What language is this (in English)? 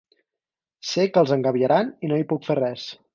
Catalan